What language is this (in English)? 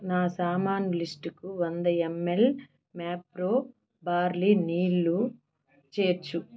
Telugu